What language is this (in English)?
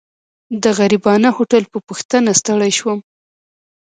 Pashto